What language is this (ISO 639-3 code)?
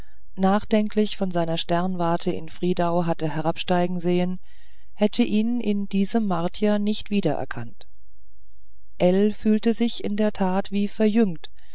deu